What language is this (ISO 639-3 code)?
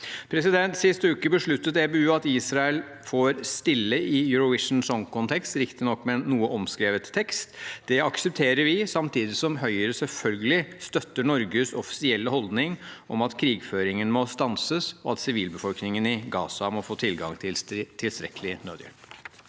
nor